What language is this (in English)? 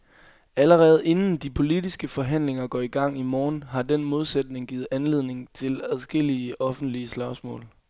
Danish